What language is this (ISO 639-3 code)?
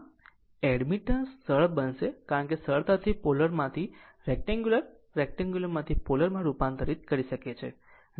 guj